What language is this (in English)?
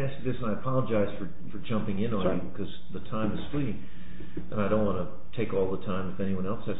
English